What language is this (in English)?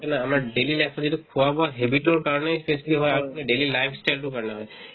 Assamese